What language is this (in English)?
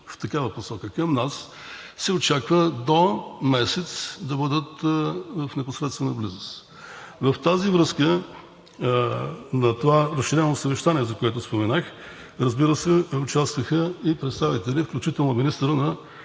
Bulgarian